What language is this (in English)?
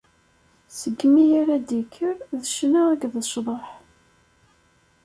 Kabyle